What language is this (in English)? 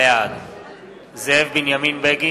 Hebrew